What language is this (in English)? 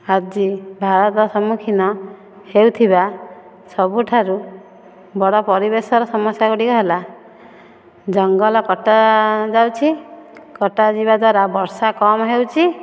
Odia